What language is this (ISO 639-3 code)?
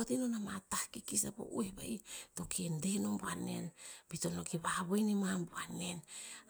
tpz